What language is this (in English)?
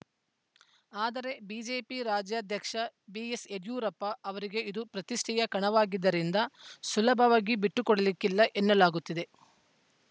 Kannada